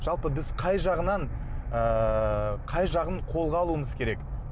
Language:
Kazakh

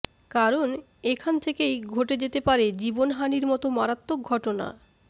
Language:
Bangla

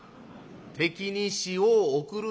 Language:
Japanese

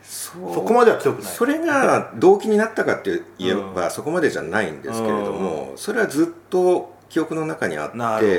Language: Japanese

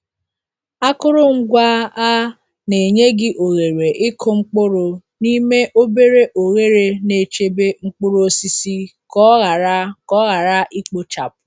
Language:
Igbo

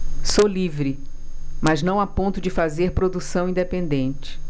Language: Portuguese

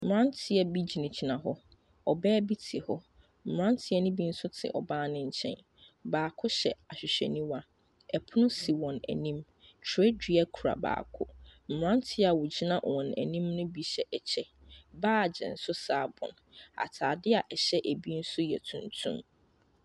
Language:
Akan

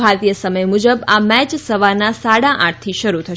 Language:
Gujarati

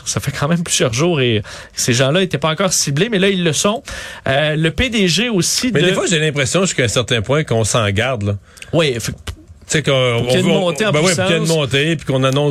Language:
French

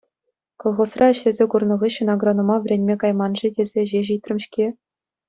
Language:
Chuvash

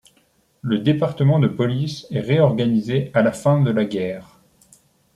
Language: French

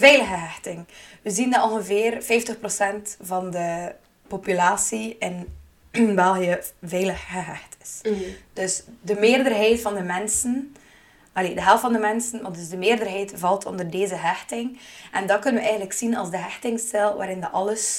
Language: Dutch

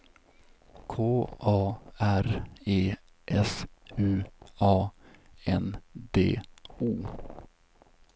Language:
Swedish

